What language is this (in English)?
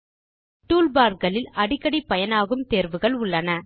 Tamil